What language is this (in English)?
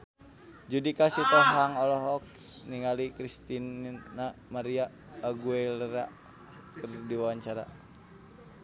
Sundanese